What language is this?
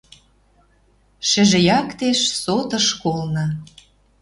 Western Mari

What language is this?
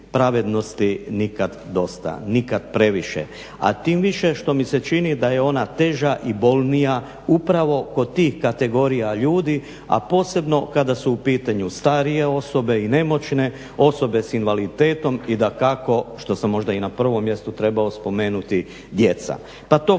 Croatian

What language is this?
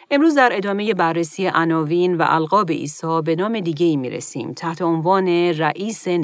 Persian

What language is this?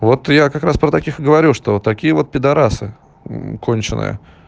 Russian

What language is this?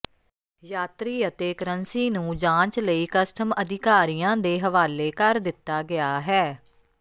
Punjabi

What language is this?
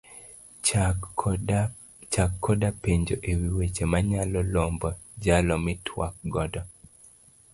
Luo (Kenya and Tanzania)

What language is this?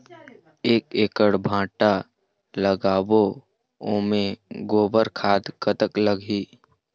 Chhattisgarhi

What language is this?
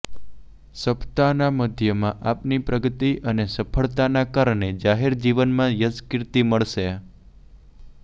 Gujarati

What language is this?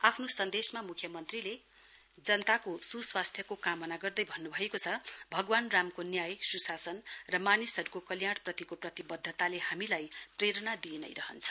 Nepali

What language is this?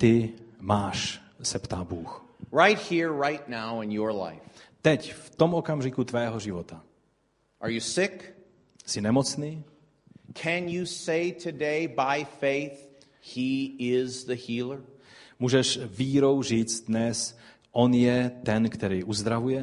Czech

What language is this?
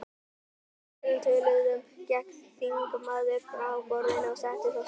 Icelandic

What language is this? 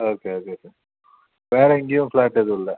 Tamil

